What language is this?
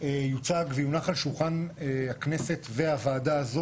Hebrew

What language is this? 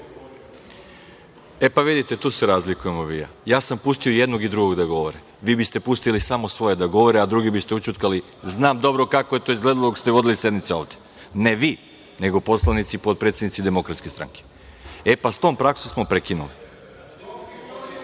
Serbian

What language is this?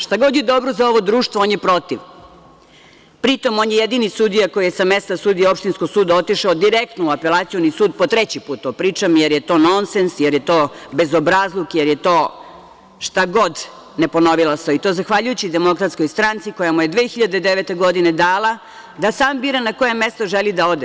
Serbian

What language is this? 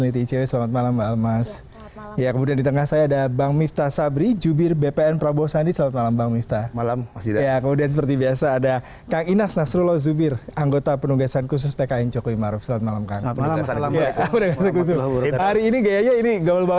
Indonesian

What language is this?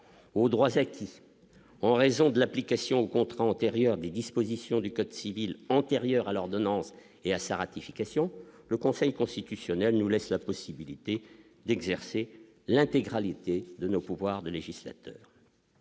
French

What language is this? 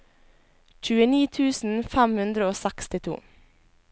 Norwegian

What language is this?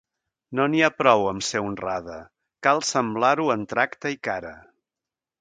Catalan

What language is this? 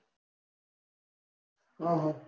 Gujarati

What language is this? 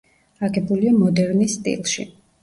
Georgian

